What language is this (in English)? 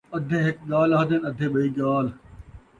Saraiki